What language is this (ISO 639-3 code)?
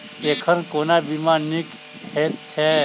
mai